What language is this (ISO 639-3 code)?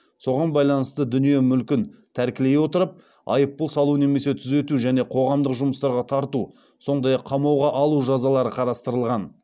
kaz